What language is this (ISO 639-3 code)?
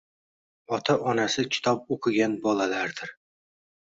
uzb